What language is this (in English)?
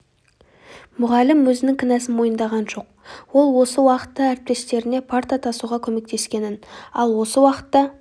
Kazakh